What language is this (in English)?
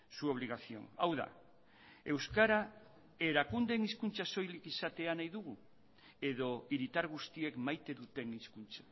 Basque